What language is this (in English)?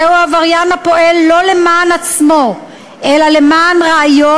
Hebrew